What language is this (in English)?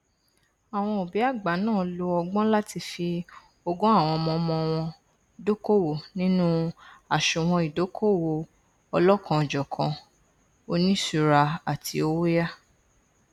Yoruba